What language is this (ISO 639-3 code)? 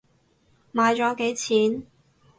yue